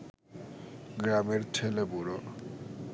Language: Bangla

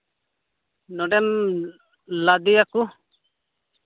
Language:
Santali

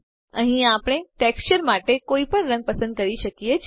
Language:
Gujarati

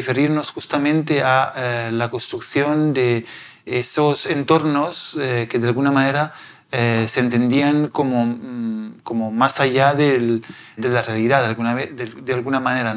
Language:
Spanish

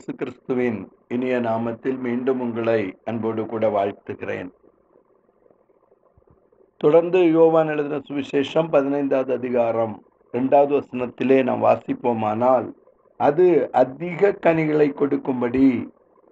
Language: Tamil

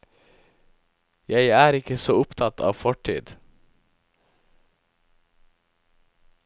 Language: Norwegian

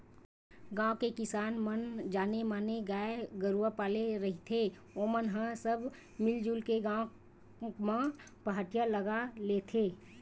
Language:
Chhattisgarhi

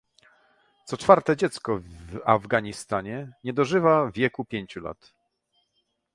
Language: Polish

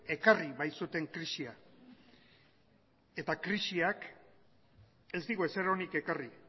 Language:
Basque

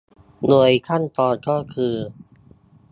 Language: Thai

